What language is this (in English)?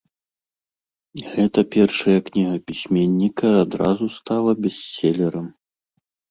Belarusian